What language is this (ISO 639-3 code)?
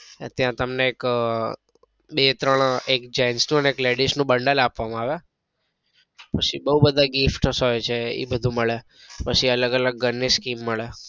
guj